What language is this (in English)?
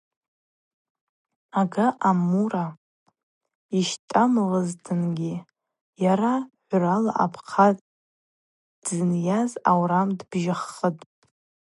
Abaza